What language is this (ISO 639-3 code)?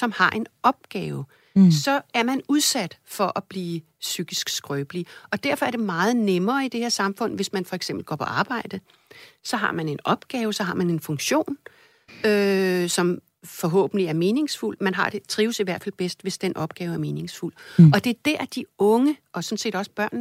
dan